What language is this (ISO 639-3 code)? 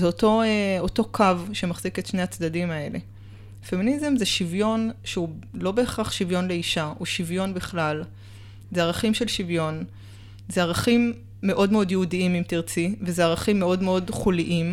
heb